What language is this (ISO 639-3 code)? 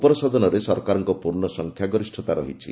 ori